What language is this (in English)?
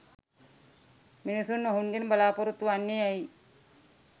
Sinhala